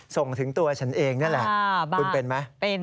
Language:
Thai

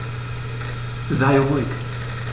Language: German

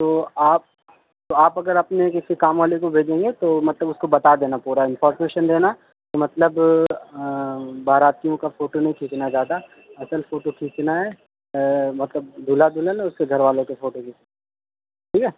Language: Urdu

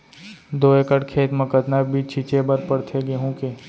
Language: Chhattisgarhi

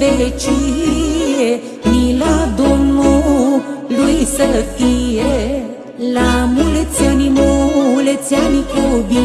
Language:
Romanian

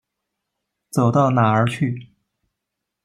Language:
Chinese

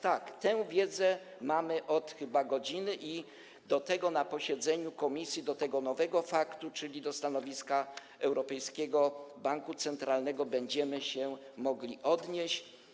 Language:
Polish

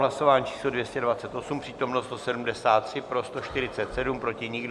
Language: Czech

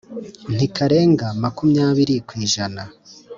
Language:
Kinyarwanda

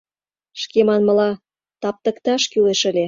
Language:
Mari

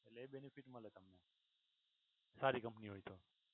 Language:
Gujarati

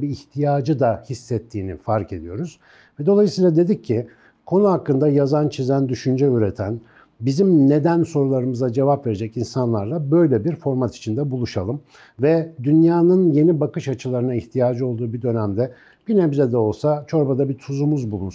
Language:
Turkish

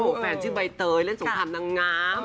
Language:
Thai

